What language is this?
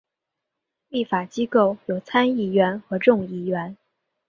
Chinese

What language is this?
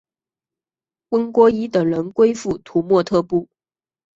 Chinese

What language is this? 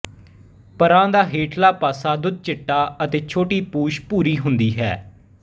Punjabi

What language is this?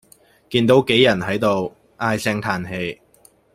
Cantonese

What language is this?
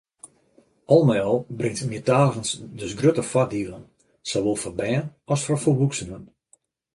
Western Frisian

